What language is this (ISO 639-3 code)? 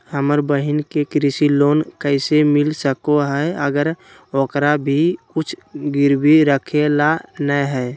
mag